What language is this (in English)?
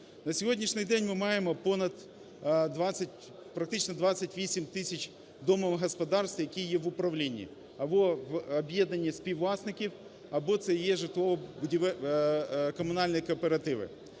Ukrainian